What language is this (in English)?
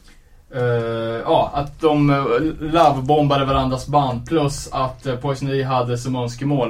Swedish